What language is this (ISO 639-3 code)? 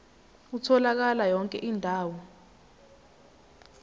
zul